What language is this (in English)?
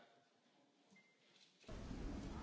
Italian